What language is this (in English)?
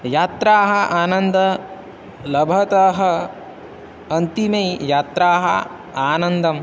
Sanskrit